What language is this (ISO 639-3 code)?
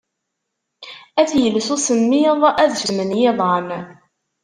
kab